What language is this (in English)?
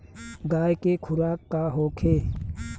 Bhojpuri